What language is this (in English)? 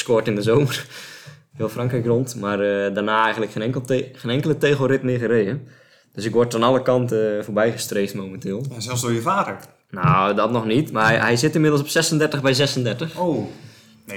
Dutch